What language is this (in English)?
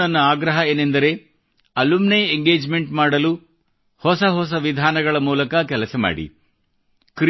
Kannada